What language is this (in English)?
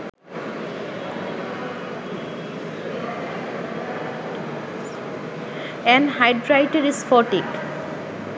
Bangla